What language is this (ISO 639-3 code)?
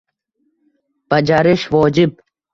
uzb